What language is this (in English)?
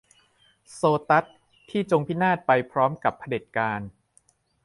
Thai